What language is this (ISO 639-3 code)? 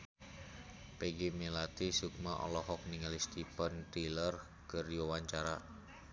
sun